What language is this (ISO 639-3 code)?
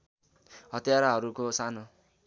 nep